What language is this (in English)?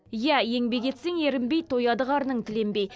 Kazakh